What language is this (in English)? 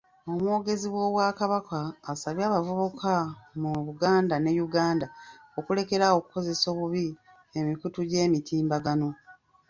Ganda